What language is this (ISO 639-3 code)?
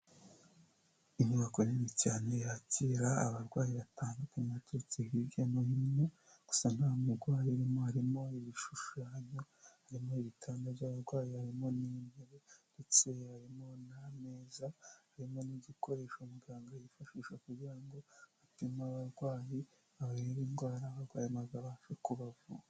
kin